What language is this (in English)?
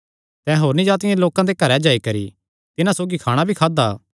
Kangri